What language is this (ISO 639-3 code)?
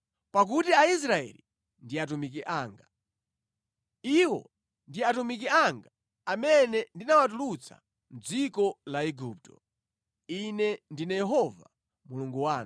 nya